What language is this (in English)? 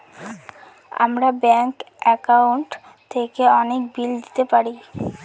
Bangla